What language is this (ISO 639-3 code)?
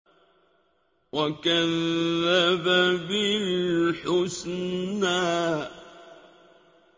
ara